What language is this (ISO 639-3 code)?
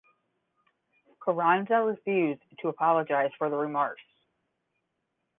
eng